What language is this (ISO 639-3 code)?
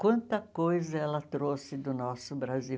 por